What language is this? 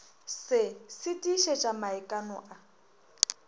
Northern Sotho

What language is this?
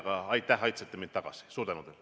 Estonian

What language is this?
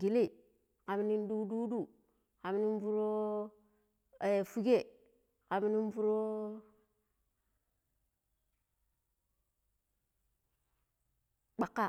Pero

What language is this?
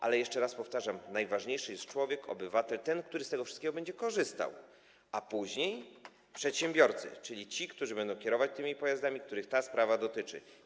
Polish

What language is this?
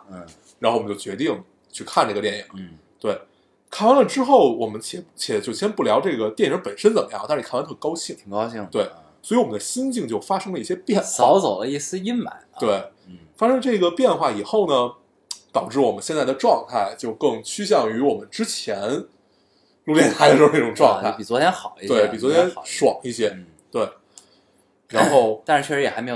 Chinese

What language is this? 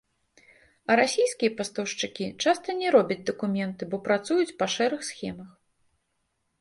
Belarusian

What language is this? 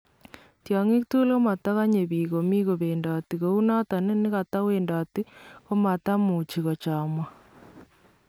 Kalenjin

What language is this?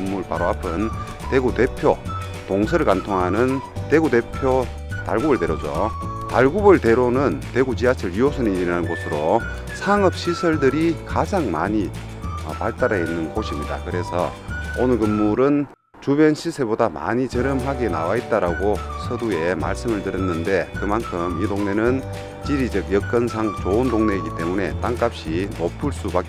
Korean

